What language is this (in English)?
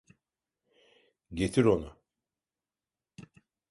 Turkish